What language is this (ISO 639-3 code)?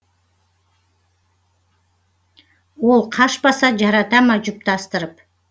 kaz